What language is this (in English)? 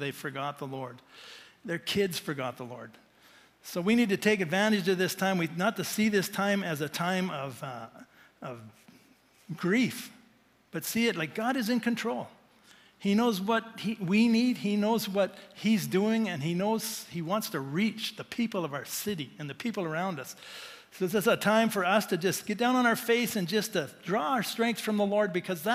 English